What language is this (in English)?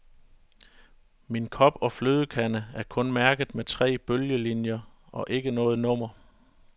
Danish